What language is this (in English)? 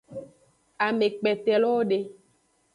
Aja (Benin)